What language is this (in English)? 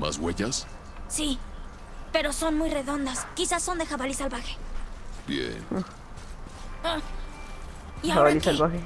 Spanish